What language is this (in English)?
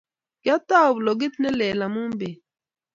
Kalenjin